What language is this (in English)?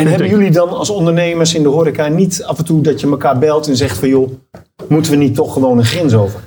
Dutch